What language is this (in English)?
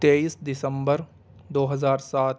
Urdu